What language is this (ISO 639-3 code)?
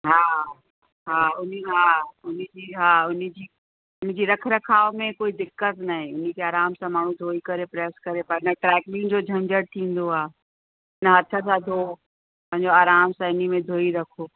snd